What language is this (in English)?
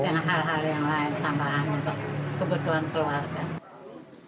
Indonesian